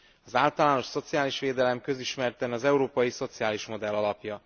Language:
Hungarian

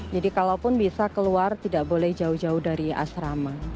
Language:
Indonesian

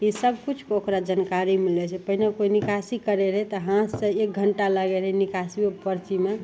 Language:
Maithili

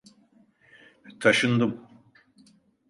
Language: Turkish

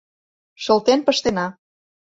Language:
Mari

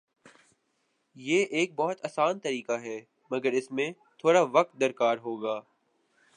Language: Urdu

